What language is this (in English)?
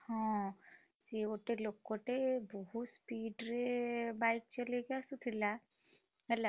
Odia